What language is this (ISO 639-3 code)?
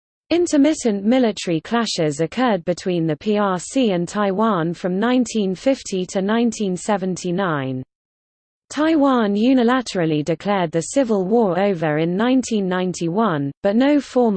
eng